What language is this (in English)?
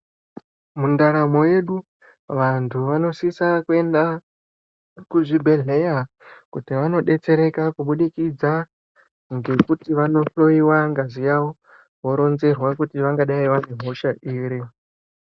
Ndau